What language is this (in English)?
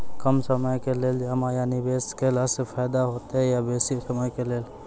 Maithili